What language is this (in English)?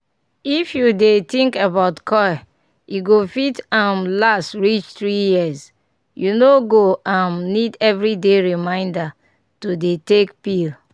Nigerian Pidgin